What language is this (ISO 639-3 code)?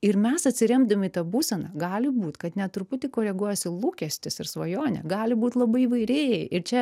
lit